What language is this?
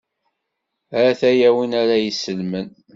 Kabyle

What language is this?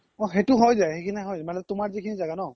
Assamese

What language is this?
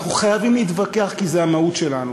Hebrew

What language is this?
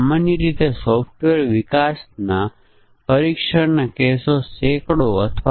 Gujarati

